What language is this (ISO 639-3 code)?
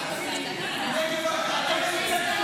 heb